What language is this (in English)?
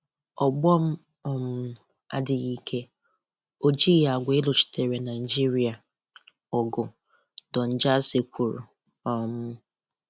Igbo